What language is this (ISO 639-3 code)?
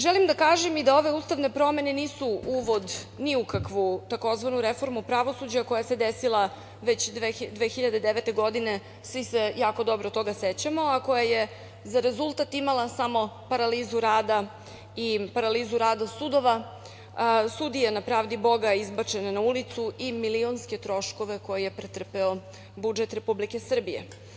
srp